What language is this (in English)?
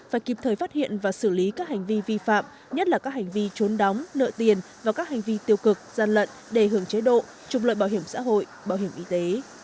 Vietnamese